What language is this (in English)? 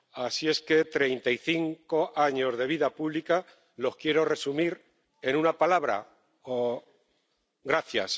Spanish